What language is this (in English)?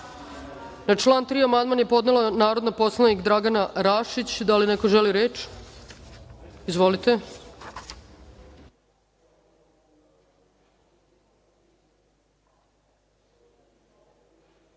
Serbian